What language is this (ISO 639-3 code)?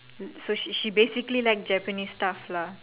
eng